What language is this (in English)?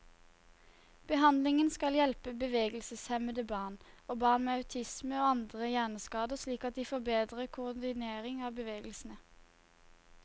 Norwegian